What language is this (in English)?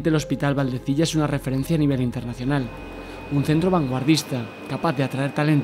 Spanish